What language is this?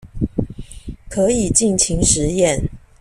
Chinese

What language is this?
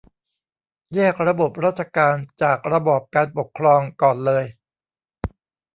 Thai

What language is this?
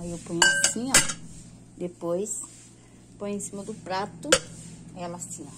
Portuguese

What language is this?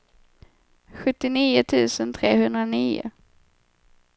Swedish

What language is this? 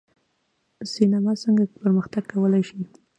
Pashto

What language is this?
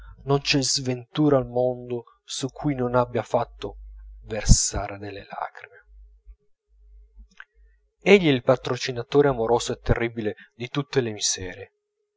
Italian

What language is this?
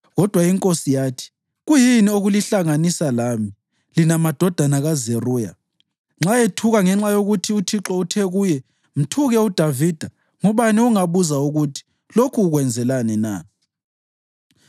North Ndebele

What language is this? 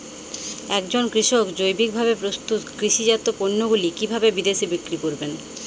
Bangla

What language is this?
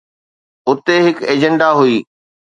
Sindhi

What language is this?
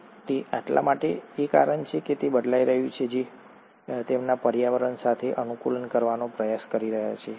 Gujarati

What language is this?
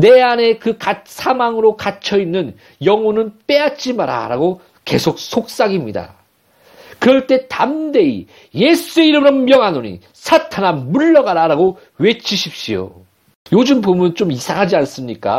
Korean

